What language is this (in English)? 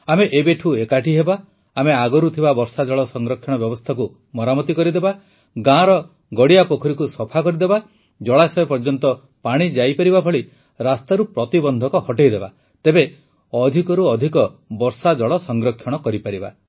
Odia